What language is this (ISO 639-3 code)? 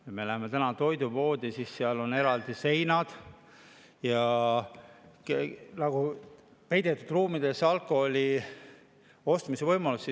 est